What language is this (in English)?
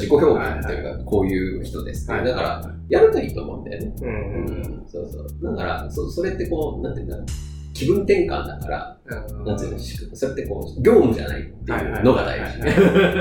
Japanese